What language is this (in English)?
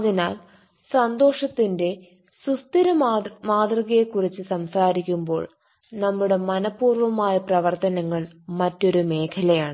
Malayalam